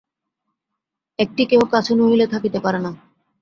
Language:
Bangla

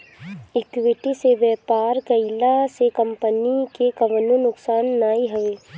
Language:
Bhojpuri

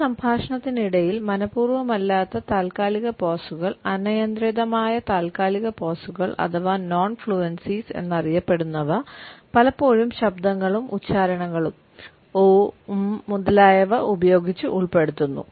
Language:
Malayalam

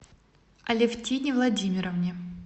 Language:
Russian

